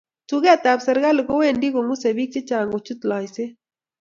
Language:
Kalenjin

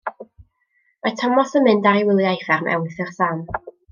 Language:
Welsh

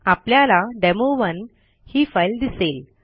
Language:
Marathi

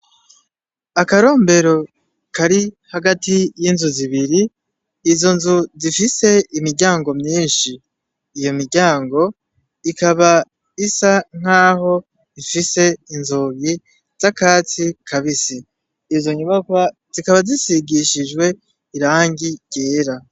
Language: Rundi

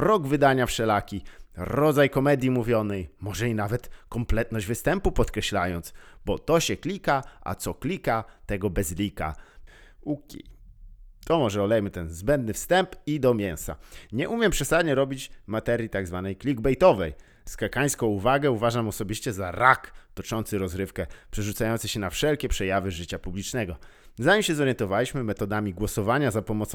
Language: Polish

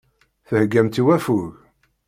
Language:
Kabyle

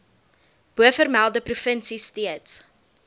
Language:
Afrikaans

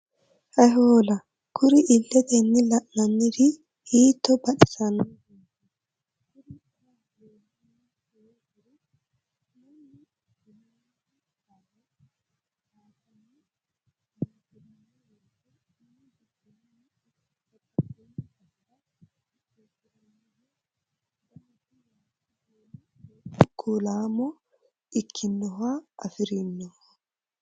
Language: Sidamo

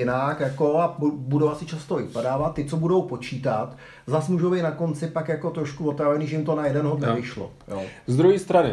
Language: Czech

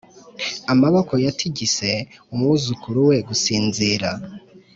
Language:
Kinyarwanda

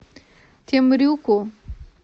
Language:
Russian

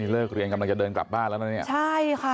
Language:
Thai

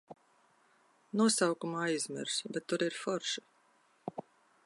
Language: Latvian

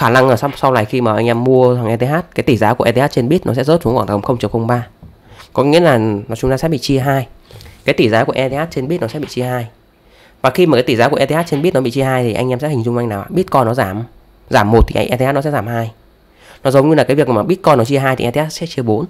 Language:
Vietnamese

